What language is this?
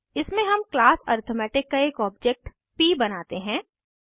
Hindi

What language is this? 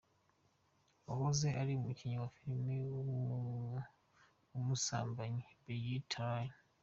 Kinyarwanda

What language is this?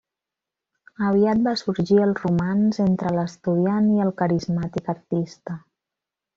Catalan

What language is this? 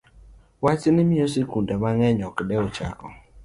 Luo (Kenya and Tanzania)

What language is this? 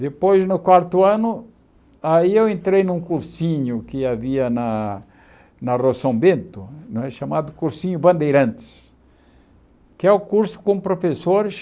Portuguese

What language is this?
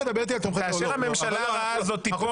Hebrew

